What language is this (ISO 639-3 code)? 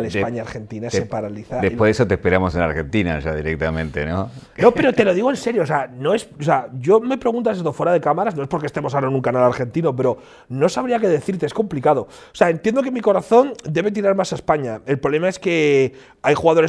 spa